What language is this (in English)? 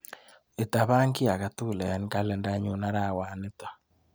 Kalenjin